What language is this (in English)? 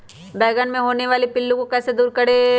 Magahi